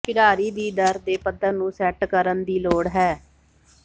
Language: Punjabi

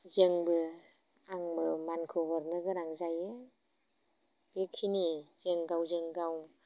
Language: Bodo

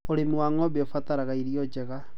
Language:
Kikuyu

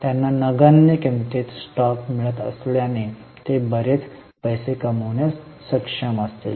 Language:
Marathi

